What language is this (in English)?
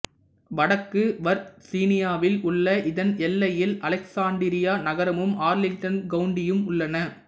Tamil